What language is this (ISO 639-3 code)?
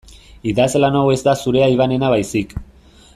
eus